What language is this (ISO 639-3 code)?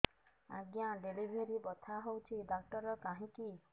ori